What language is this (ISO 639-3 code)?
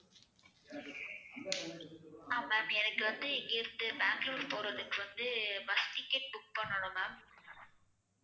tam